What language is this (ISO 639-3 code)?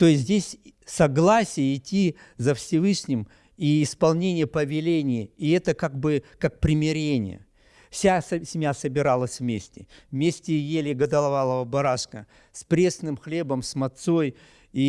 rus